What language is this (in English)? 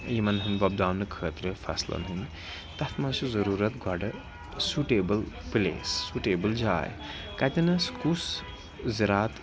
Kashmiri